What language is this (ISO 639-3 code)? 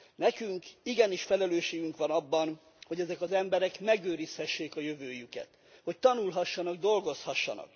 hun